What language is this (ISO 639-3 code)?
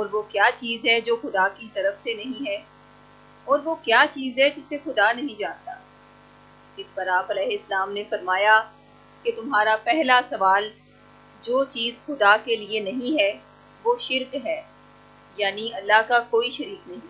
deu